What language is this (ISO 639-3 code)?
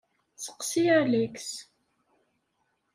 kab